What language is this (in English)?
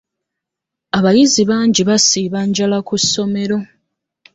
Ganda